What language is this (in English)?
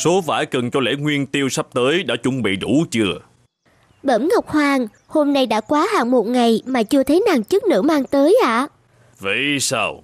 Vietnamese